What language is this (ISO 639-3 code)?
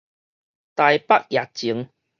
nan